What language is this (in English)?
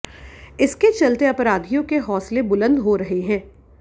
Hindi